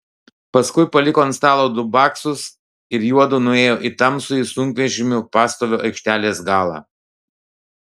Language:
Lithuanian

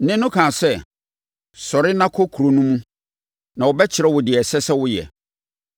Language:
Akan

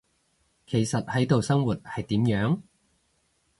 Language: Cantonese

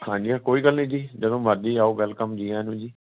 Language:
Punjabi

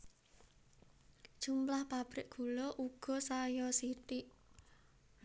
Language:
Javanese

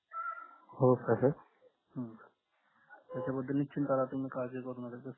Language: Marathi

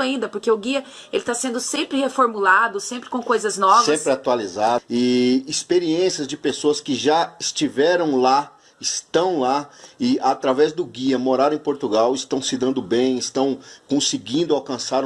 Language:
Portuguese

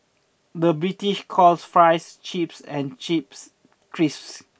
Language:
English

